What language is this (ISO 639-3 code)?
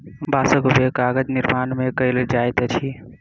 mai